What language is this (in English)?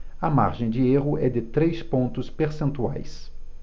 Portuguese